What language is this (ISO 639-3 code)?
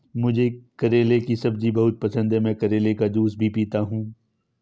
hin